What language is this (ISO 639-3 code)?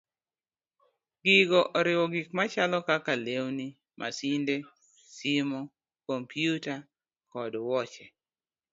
luo